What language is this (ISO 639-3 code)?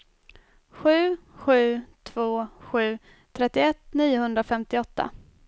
swe